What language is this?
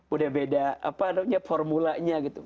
Indonesian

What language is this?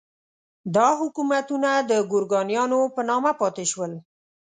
Pashto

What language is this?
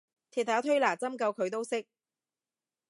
Cantonese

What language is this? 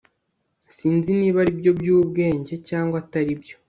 Kinyarwanda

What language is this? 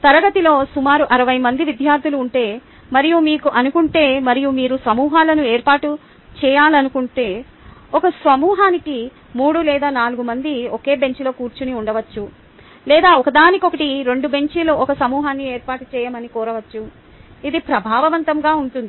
Telugu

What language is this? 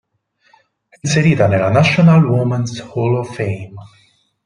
Italian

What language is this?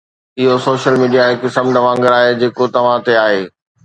Sindhi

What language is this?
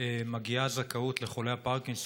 Hebrew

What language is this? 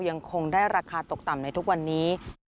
Thai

